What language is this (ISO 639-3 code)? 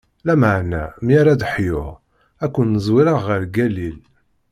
kab